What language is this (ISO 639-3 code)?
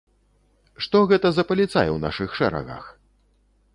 bel